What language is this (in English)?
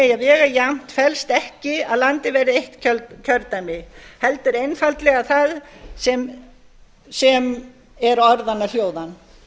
Icelandic